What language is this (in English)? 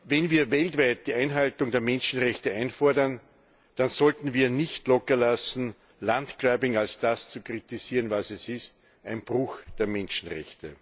German